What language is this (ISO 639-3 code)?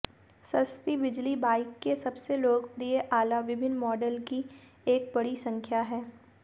hin